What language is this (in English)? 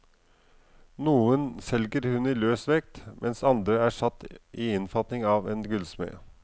Norwegian